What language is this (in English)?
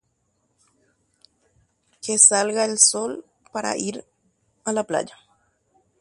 Guarani